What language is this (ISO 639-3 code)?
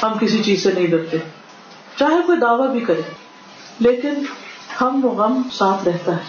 urd